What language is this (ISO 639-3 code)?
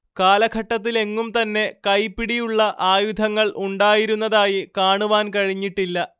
mal